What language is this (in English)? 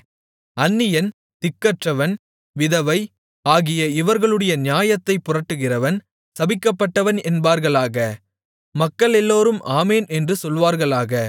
Tamil